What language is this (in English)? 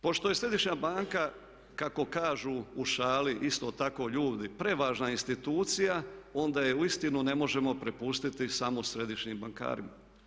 Croatian